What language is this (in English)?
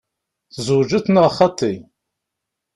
Kabyle